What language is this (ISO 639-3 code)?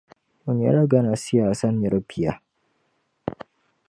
dag